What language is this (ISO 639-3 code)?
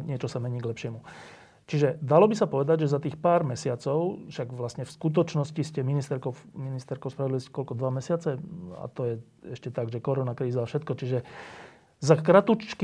slk